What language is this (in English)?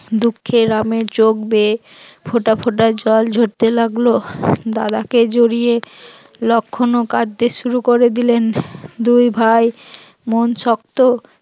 Bangla